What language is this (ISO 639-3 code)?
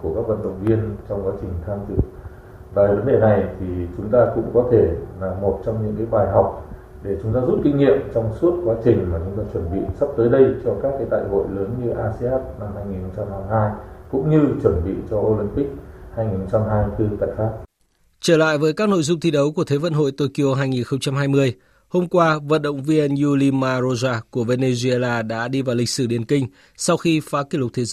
vie